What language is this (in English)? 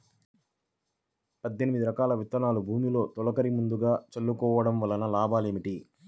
Telugu